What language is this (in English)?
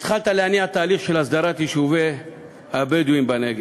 Hebrew